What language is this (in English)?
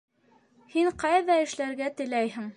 Bashkir